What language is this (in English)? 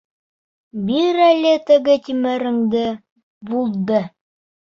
Bashkir